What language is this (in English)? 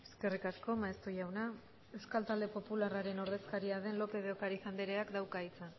Basque